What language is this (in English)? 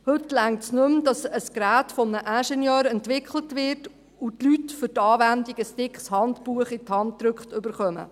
Swiss German